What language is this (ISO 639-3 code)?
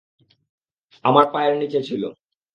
ben